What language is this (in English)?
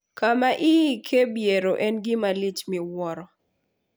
Luo (Kenya and Tanzania)